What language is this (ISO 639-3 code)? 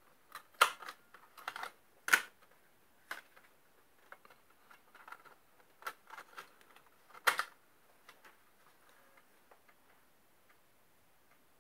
pol